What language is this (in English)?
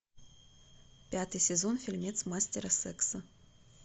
Russian